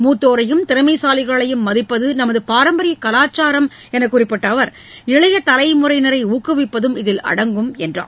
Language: Tamil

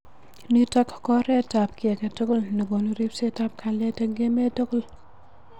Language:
Kalenjin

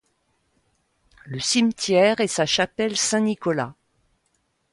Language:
French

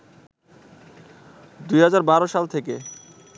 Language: Bangla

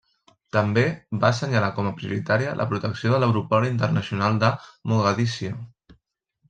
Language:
Catalan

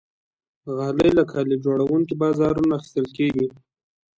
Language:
Pashto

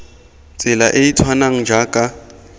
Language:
Tswana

